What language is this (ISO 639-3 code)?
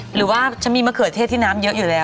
tha